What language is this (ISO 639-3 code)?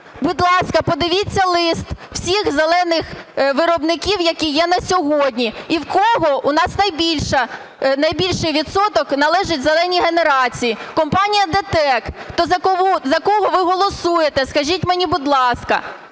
ukr